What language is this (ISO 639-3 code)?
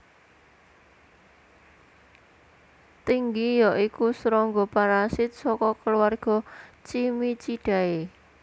jav